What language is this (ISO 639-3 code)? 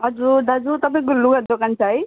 nep